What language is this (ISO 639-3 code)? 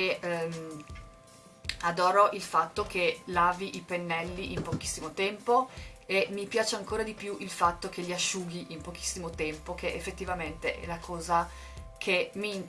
ita